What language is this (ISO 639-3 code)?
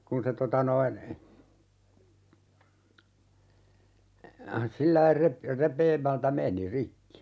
fin